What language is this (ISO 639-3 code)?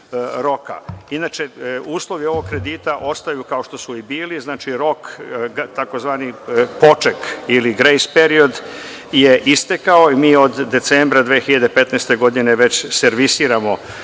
srp